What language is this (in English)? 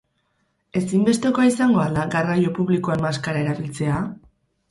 Basque